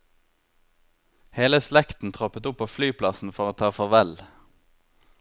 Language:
Norwegian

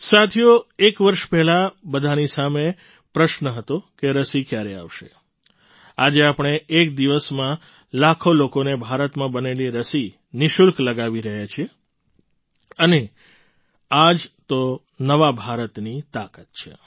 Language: Gujarati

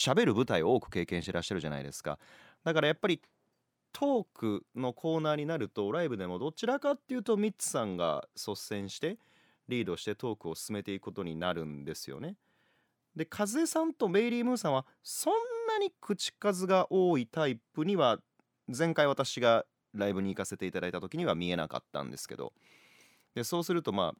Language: Japanese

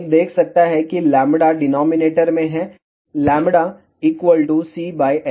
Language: Hindi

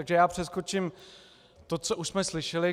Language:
Czech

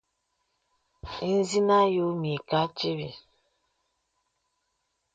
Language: Bebele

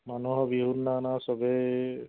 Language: Assamese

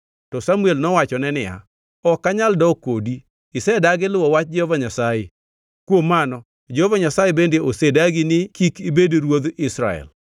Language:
Luo (Kenya and Tanzania)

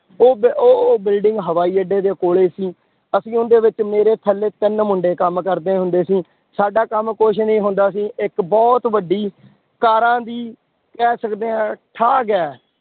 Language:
Punjabi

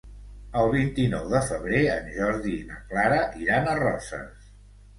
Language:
Catalan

